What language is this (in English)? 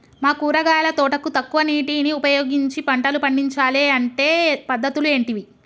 Telugu